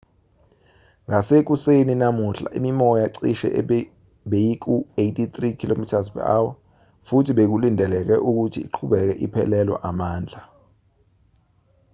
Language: Zulu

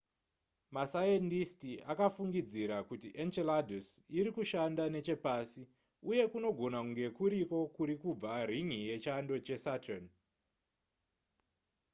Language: Shona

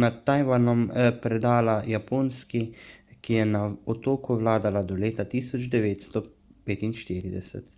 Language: Slovenian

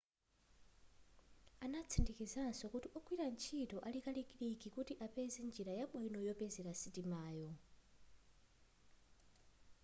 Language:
Nyanja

